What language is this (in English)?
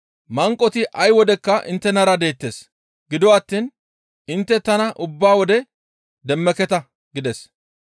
Gamo